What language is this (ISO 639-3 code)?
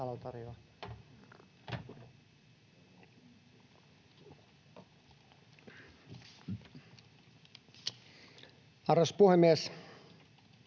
fin